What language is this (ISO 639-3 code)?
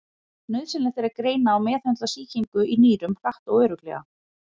isl